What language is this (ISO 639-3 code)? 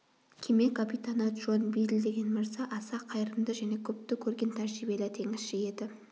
kaz